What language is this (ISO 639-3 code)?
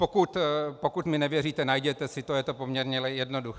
ces